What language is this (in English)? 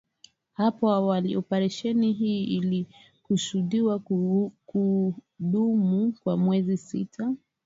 Swahili